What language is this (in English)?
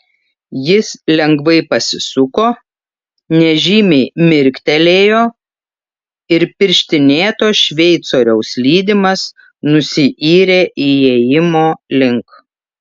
Lithuanian